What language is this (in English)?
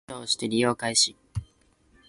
Japanese